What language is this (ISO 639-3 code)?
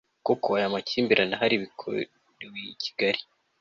kin